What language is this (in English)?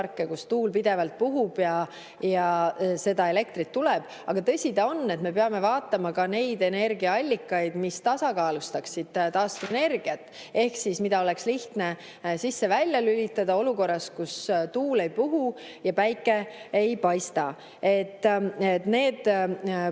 Estonian